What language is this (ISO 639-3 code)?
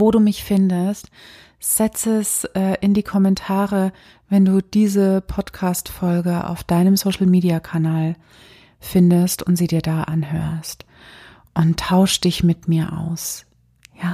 deu